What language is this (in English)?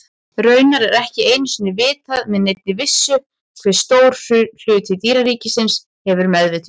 Icelandic